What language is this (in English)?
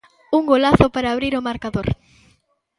Galician